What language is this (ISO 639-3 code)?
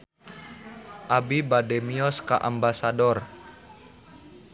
sun